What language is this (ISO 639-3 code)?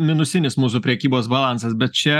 lit